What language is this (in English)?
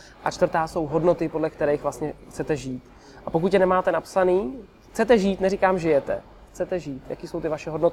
Czech